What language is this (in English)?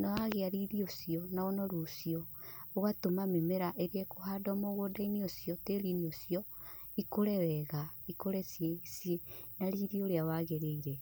Kikuyu